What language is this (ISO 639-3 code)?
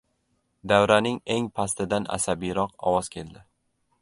uzb